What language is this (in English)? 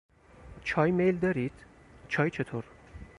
Persian